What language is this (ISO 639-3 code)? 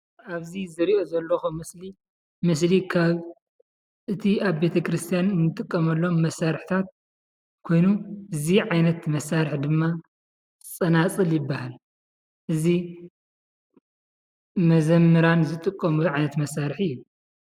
tir